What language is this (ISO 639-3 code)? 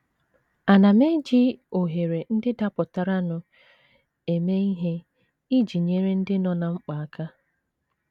ibo